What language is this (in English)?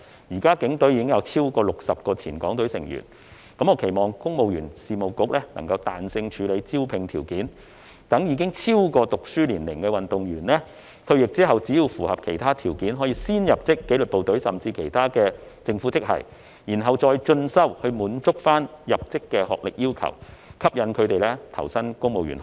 Cantonese